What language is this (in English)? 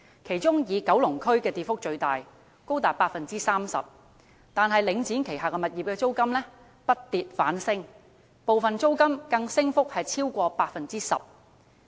Cantonese